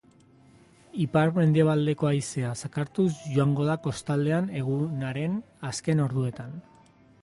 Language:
Basque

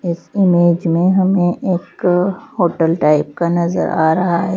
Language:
Hindi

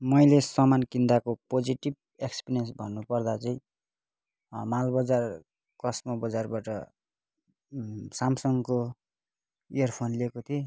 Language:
Nepali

